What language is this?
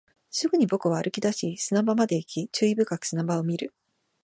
Japanese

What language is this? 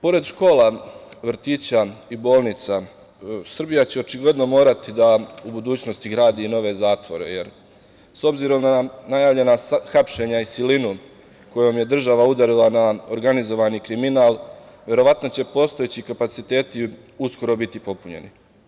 Serbian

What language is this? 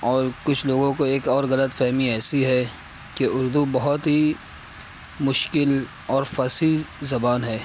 Urdu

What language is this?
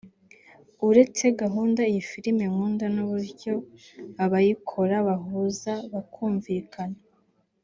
Kinyarwanda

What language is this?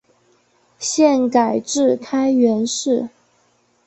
Chinese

